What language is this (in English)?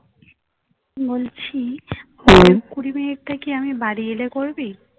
Bangla